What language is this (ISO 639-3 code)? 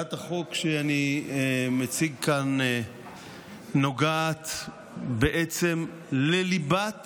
heb